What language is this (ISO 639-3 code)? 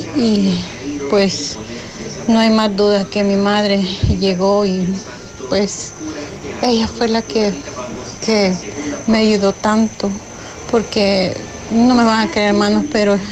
spa